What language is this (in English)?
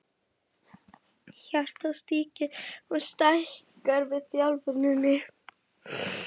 Icelandic